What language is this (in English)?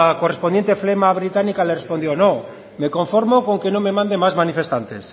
Spanish